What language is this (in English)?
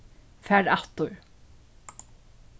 Faroese